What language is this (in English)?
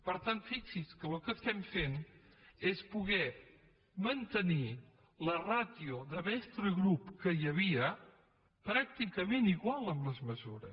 Catalan